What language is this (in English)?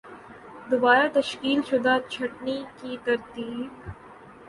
Urdu